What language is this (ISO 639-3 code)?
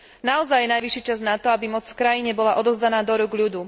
slk